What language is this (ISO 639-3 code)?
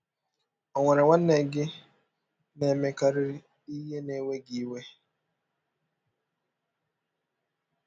ibo